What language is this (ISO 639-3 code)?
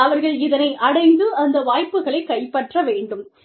tam